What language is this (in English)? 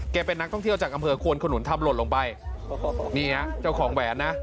Thai